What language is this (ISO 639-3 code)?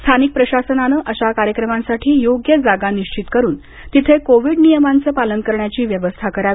mar